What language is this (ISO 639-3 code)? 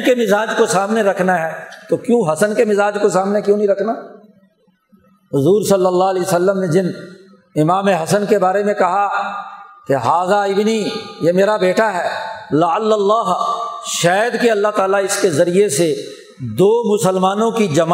urd